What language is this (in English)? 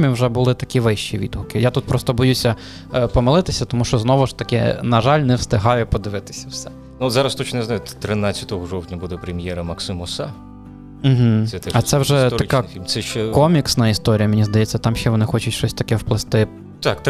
Ukrainian